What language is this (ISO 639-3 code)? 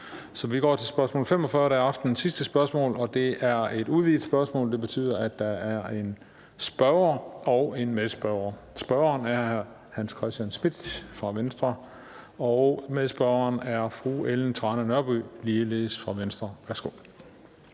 dan